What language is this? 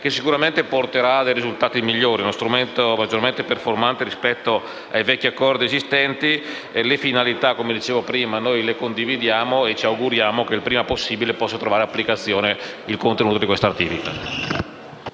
Italian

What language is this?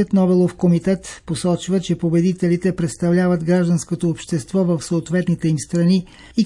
Bulgarian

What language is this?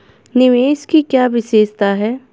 Hindi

